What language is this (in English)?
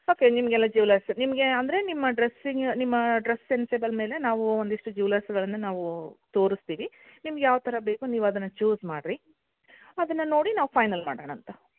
Kannada